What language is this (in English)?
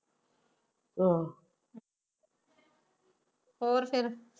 Punjabi